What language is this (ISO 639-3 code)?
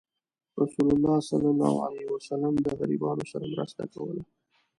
pus